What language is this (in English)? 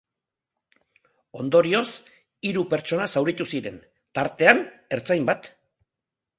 Basque